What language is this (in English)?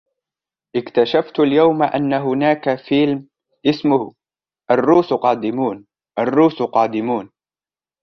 Arabic